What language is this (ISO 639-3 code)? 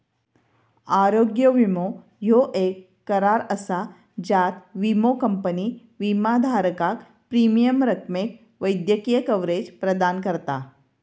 mar